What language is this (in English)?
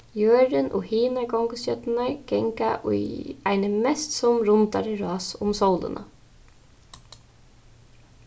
Faroese